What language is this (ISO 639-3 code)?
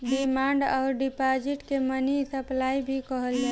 bho